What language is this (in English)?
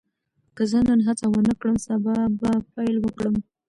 Pashto